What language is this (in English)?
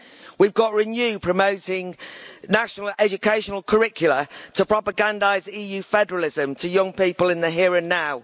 English